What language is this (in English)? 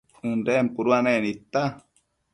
Matsés